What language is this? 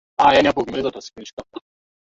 Swahili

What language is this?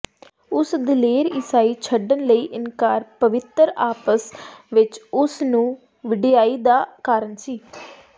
Punjabi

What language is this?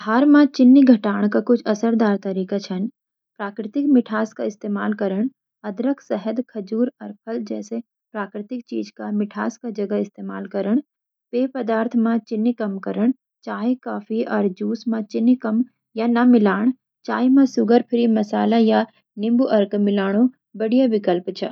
Garhwali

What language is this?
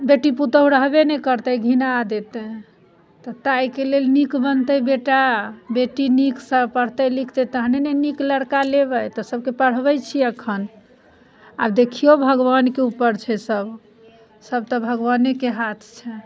Maithili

